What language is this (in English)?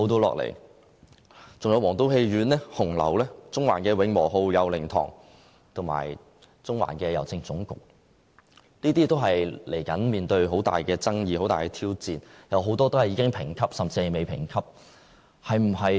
Cantonese